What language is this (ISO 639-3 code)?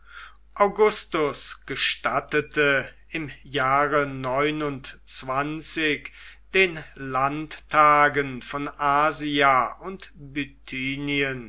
deu